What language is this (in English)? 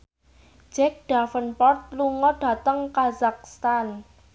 Javanese